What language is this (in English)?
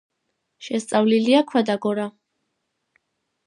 Georgian